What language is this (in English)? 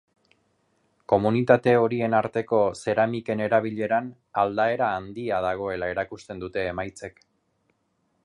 Basque